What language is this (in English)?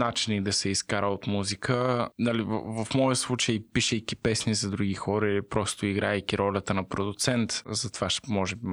Bulgarian